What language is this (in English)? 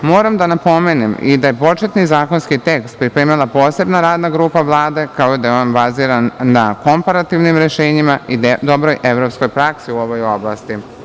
Serbian